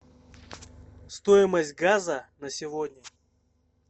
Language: Russian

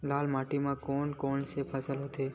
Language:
Chhattisgarhi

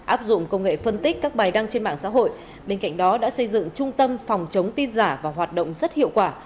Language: Vietnamese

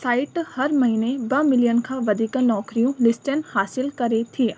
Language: Sindhi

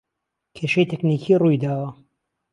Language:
Central Kurdish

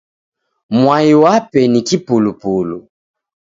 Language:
Taita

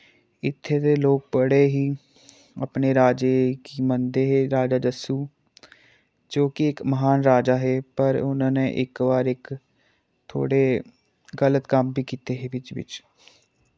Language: Dogri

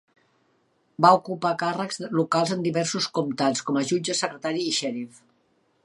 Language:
Catalan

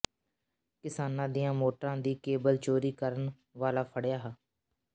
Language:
Punjabi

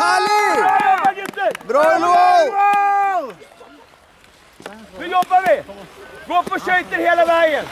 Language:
Norwegian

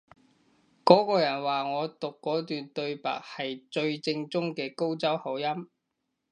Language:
Cantonese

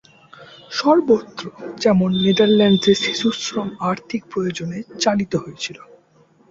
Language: Bangla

